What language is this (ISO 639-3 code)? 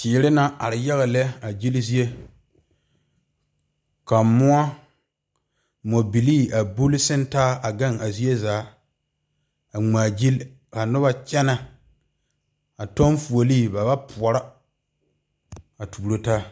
dga